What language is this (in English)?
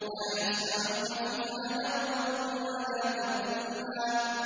Arabic